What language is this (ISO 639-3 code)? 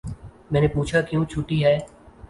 urd